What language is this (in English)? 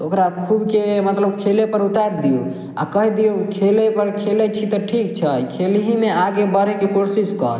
Maithili